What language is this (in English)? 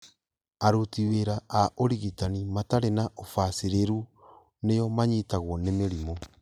Kikuyu